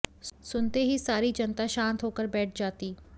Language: Hindi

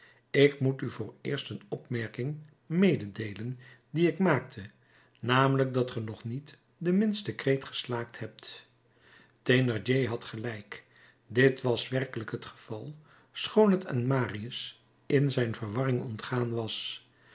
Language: Dutch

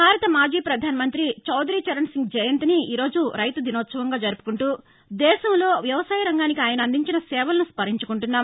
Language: Telugu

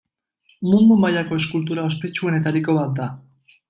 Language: Basque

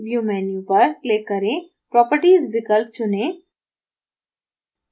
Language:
Hindi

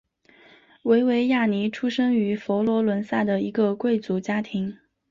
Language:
Chinese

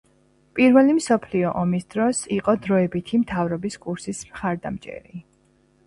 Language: Georgian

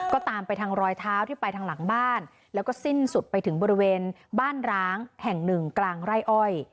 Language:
Thai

